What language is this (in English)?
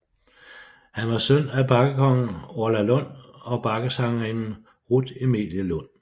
Danish